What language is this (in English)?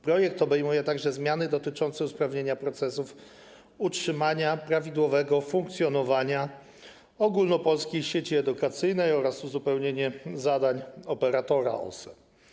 Polish